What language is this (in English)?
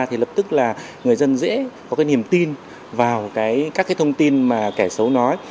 Vietnamese